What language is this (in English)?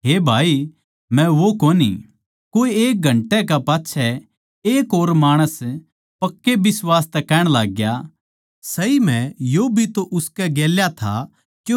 Haryanvi